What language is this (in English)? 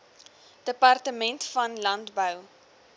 Afrikaans